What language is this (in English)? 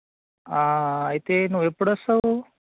Telugu